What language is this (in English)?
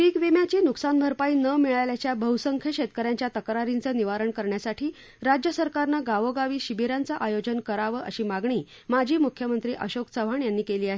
Marathi